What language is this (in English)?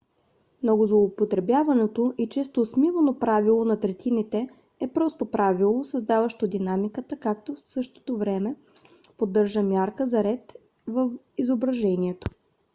Bulgarian